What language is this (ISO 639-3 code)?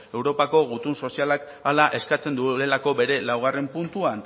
eus